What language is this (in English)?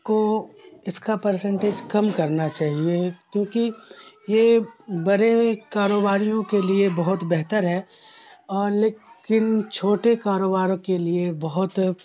Urdu